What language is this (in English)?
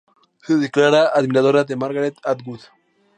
Spanish